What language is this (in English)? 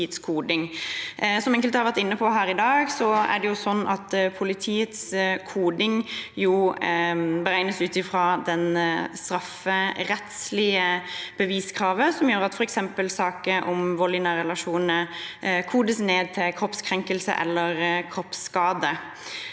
Norwegian